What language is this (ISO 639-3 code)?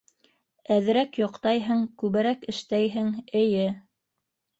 bak